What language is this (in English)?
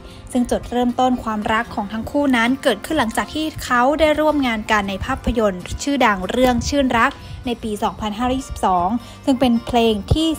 Thai